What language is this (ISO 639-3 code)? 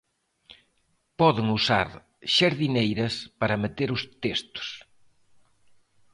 glg